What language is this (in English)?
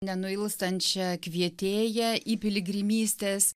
Lithuanian